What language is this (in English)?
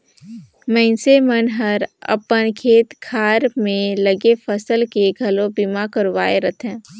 Chhattisgarhi